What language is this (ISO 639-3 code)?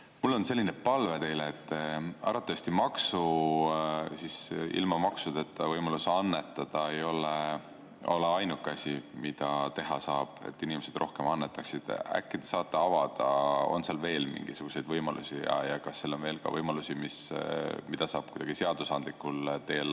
est